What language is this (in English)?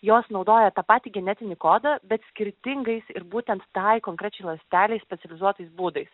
Lithuanian